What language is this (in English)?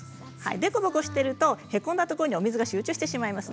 Japanese